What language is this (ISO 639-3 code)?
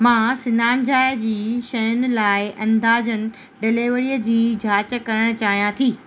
snd